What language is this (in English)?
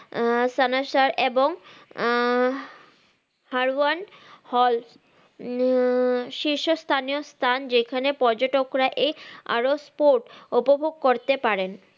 Bangla